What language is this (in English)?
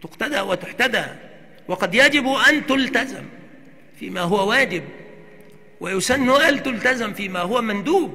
Arabic